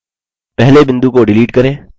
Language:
Hindi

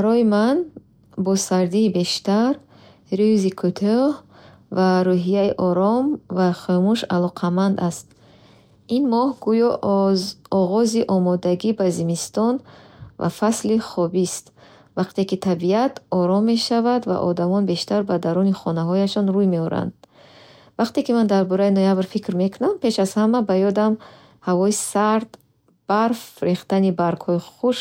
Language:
Bukharic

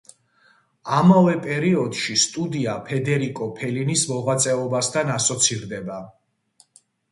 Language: Georgian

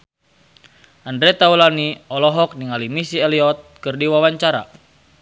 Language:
Sundanese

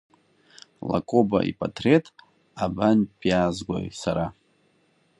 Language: Abkhazian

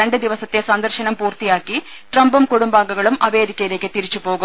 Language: Malayalam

